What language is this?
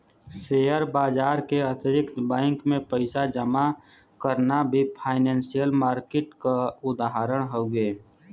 Bhojpuri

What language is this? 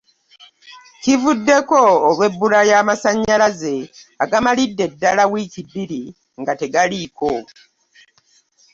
Ganda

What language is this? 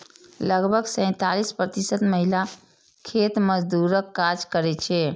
Maithili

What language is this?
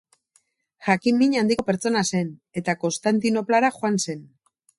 Basque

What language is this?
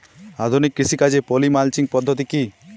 Bangla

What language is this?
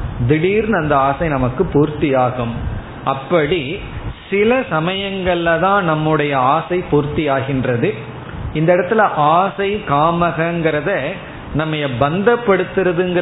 Tamil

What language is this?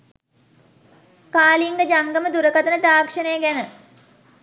Sinhala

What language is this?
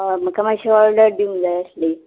Konkani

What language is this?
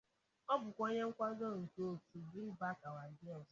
Igbo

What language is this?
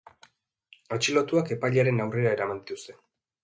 Basque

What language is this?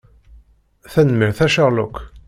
Kabyle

